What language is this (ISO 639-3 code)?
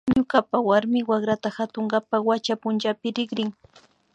qvi